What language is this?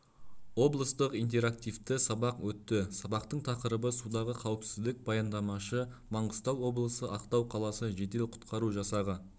Kazakh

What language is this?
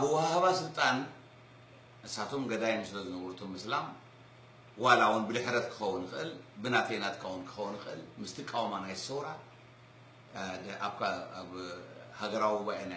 Arabic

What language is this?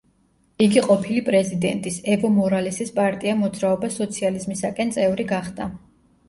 Georgian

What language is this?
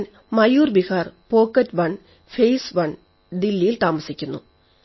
Malayalam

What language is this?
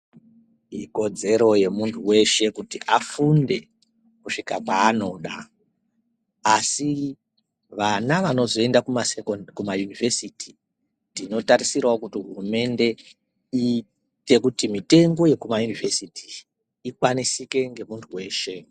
Ndau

